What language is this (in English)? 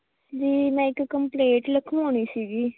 Punjabi